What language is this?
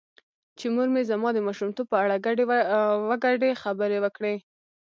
Pashto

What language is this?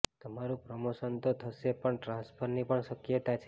Gujarati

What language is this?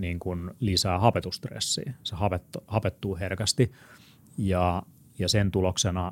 Finnish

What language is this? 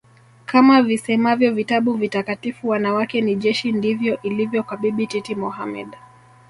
Swahili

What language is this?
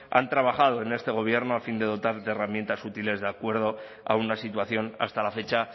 Spanish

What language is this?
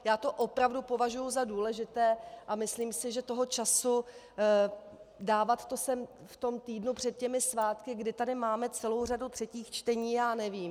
Czech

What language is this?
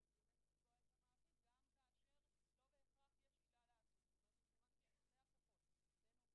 Hebrew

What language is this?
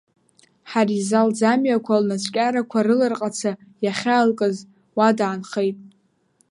Abkhazian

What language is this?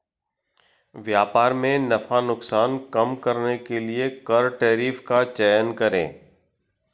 Hindi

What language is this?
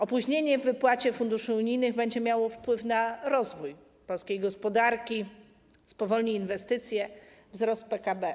Polish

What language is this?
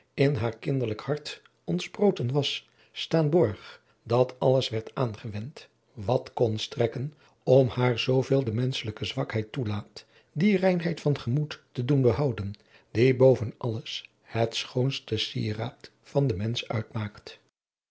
Dutch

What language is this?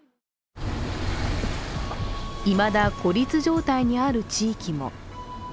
Japanese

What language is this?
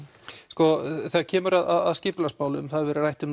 Icelandic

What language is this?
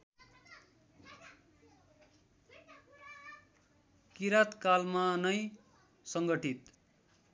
Nepali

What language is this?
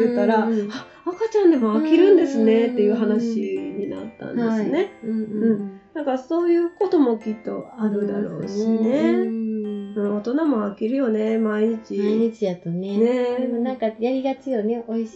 Japanese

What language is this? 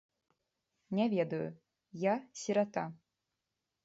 Belarusian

